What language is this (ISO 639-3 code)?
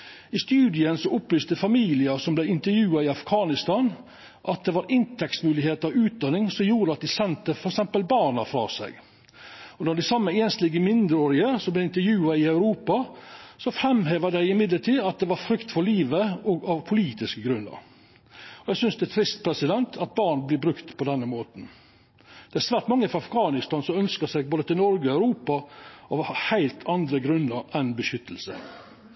nno